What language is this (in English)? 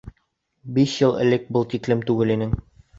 Bashkir